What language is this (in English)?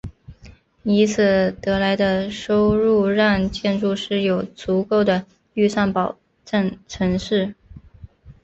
Chinese